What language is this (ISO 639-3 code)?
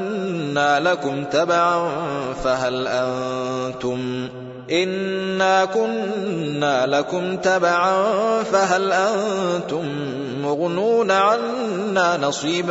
ara